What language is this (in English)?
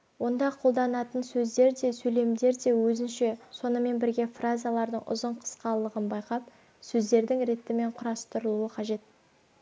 Kazakh